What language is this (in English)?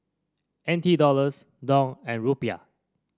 English